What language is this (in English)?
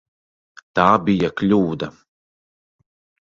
Latvian